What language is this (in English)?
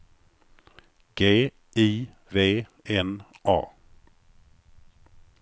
Swedish